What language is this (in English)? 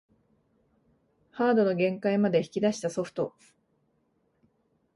Japanese